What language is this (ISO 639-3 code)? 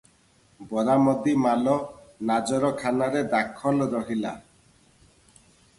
ori